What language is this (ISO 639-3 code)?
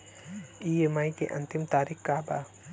bho